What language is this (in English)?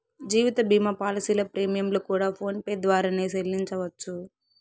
Telugu